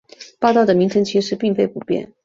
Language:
Chinese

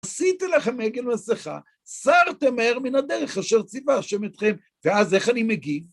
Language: Hebrew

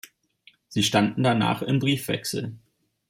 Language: German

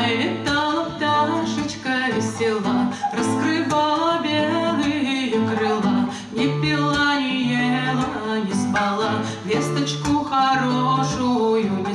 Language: Russian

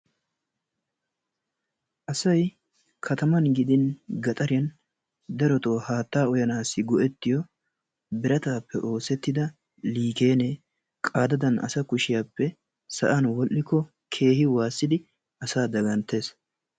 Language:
Wolaytta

